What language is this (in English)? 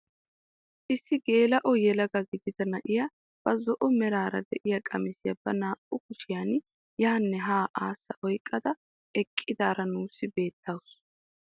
Wolaytta